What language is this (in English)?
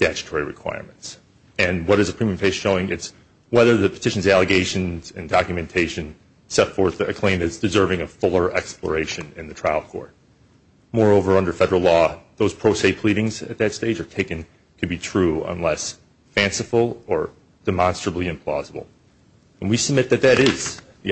English